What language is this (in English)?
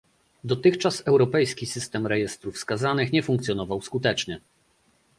Polish